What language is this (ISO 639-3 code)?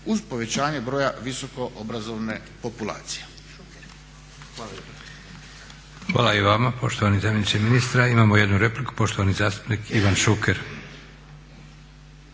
hrv